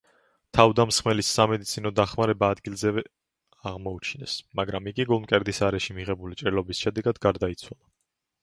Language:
Georgian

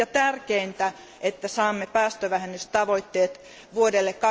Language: Finnish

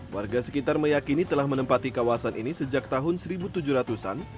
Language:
Indonesian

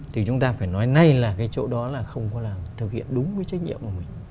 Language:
Vietnamese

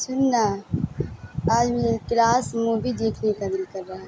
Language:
Urdu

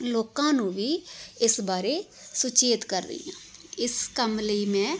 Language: Punjabi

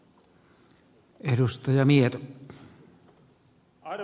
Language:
Finnish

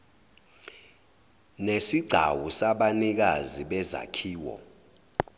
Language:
Zulu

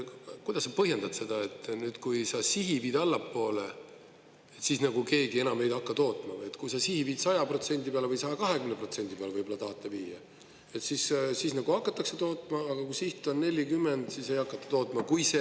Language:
Estonian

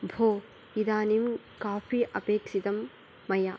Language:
Sanskrit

